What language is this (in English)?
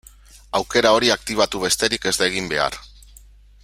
Basque